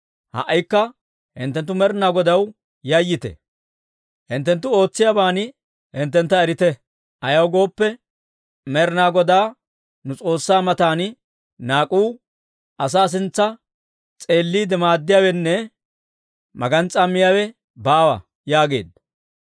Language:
Dawro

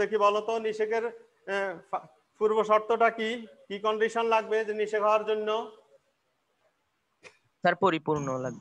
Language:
Hindi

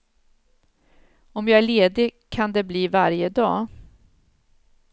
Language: Swedish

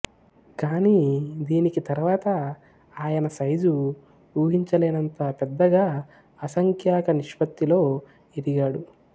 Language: Telugu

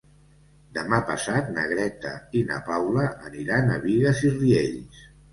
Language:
Catalan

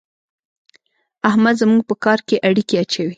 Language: Pashto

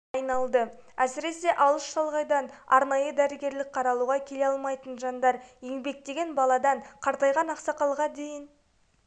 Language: Kazakh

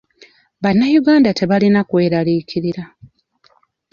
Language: Ganda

